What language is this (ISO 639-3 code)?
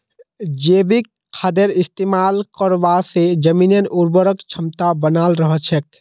mag